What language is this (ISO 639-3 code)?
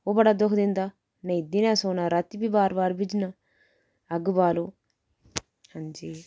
doi